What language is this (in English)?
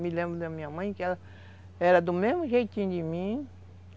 Portuguese